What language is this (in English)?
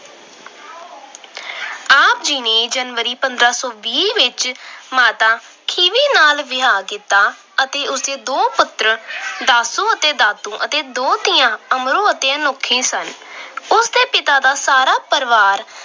Punjabi